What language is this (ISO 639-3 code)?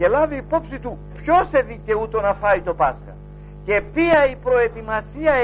ell